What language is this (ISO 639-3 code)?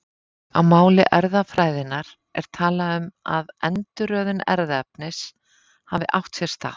isl